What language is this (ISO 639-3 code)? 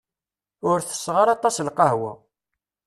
kab